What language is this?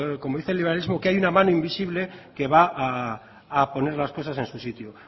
Spanish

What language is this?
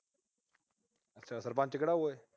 Punjabi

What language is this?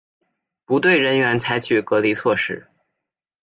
Chinese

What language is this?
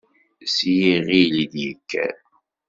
Kabyle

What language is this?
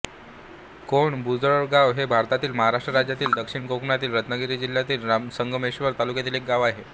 Marathi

